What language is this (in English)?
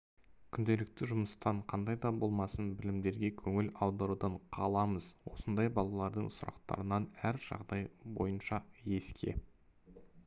Kazakh